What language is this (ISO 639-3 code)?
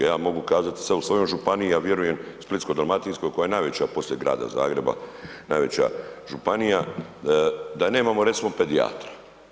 hrv